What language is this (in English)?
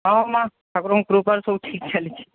Odia